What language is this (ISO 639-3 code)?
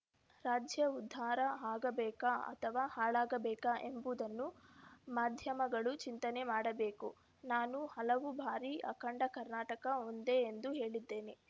kan